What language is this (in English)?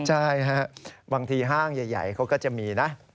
Thai